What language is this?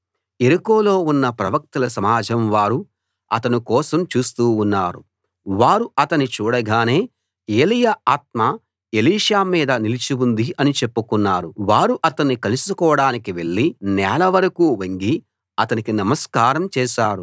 Telugu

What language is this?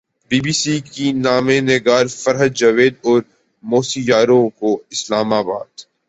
Urdu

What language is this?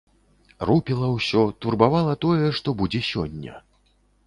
Belarusian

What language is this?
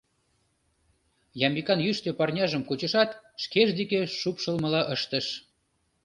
Mari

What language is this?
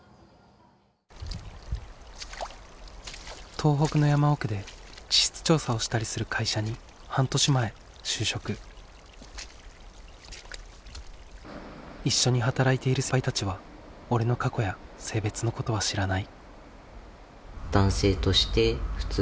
Japanese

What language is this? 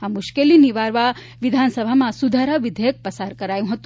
Gujarati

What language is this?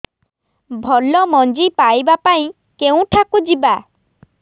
Odia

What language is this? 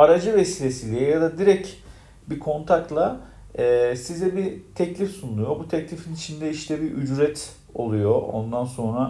Turkish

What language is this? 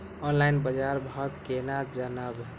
Maithili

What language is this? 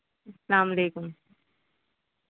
Urdu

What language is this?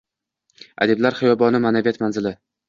Uzbek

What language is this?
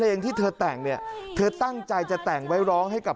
Thai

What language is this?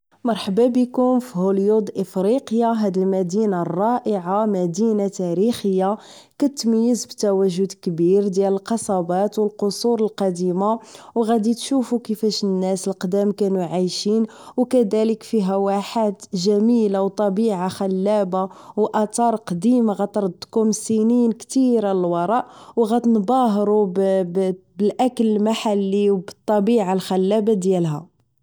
Moroccan Arabic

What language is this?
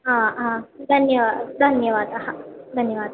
Sanskrit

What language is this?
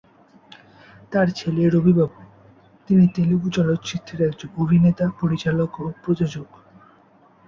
Bangla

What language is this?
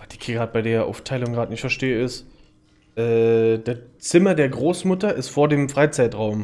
German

